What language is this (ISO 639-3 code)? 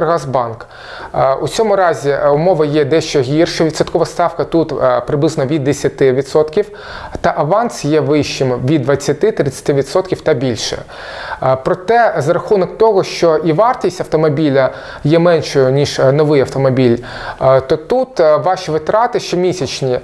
ukr